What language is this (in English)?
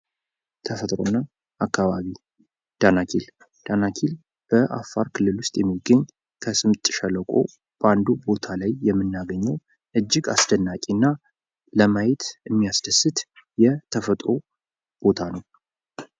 Amharic